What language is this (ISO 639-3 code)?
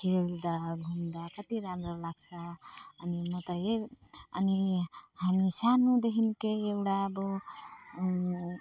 nep